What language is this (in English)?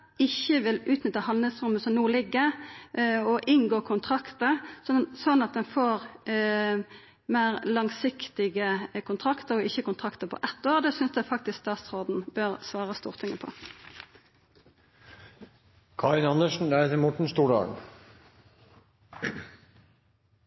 Norwegian Nynorsk